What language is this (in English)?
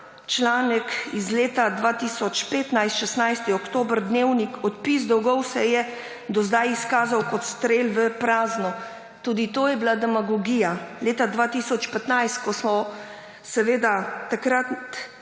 Slovenian